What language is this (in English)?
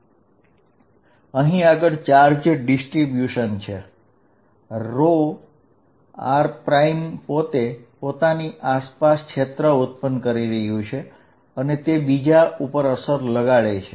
Gujarati